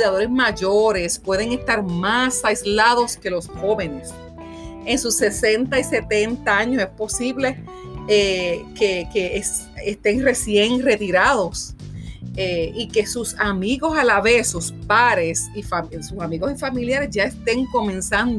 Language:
Spanish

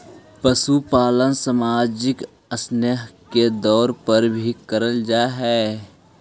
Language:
Magahi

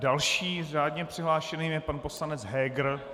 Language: Czech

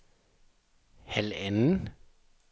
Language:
Danish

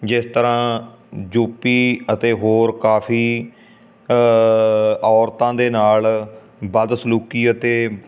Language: Punjabi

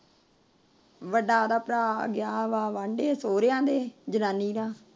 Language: Punjabi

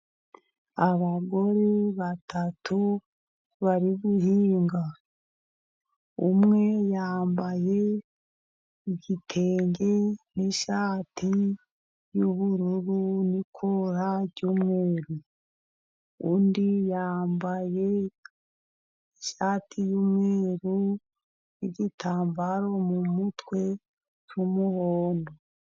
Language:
Kinyarwanda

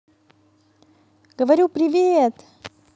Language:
Russian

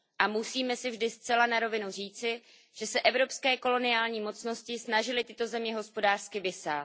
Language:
Czech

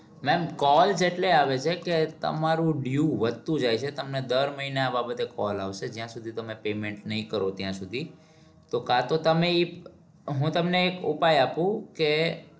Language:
Gujarati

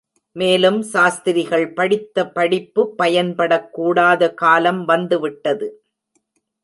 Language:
Tamil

